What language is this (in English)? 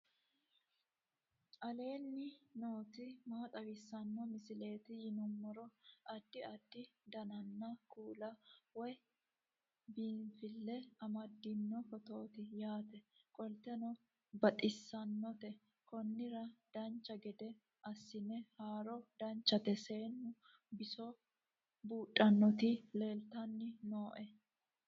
Sidamo